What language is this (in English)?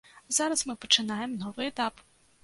Belarusian